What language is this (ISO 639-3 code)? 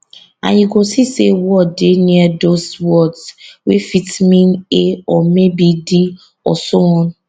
pcm